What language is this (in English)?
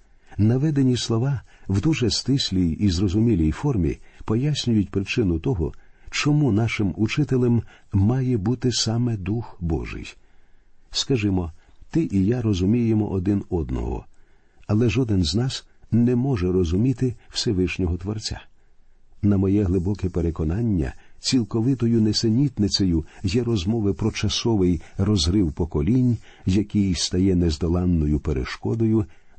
Ukrainian